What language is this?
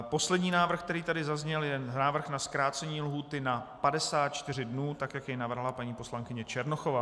Czech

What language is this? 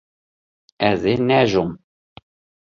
Kurdish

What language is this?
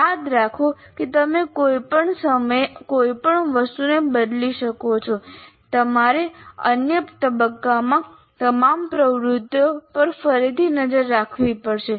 Gujarati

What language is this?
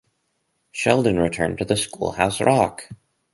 English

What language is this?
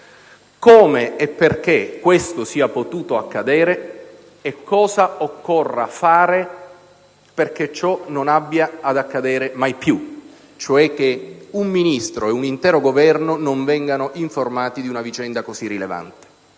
Italian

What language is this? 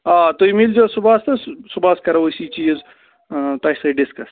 Kashmiri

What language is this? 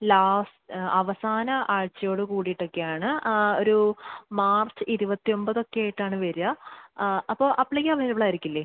Malayalam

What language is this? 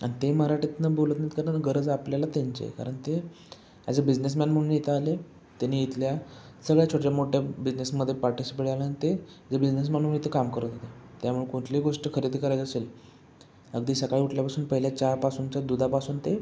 Marathi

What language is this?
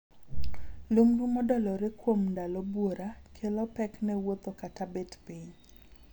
Luo (Kenya and Tanzania)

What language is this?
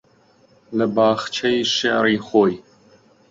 Central Kurdish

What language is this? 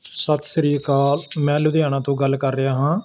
Punjabi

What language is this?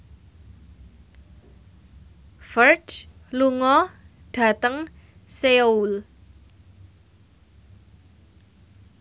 Javanese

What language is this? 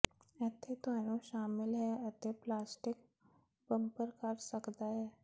Punjabi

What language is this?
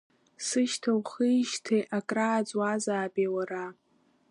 Abkhazian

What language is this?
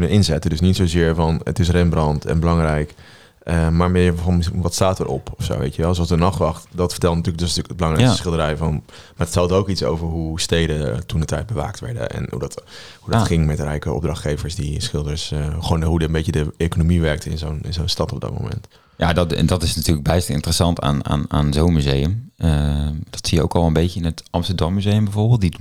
Dutch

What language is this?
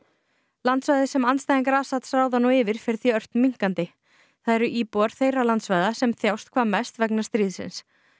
Icelandic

